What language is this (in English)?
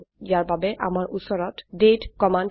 Assamese